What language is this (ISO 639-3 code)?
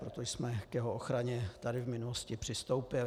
ces